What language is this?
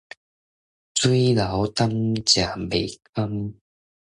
Min Nan Chinese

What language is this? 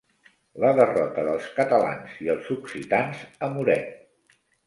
Catalan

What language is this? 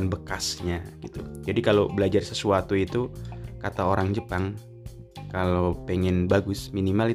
Indonesian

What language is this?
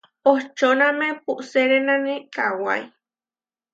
Huarijio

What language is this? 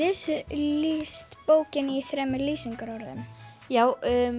Icelandic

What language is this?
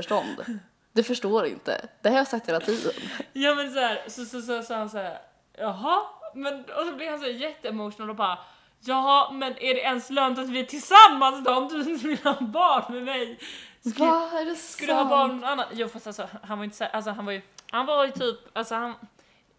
Swedish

